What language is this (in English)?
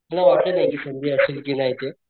Marathi